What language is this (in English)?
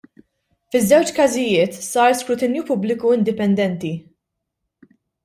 Maltese